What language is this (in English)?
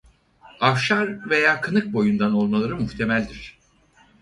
Turkish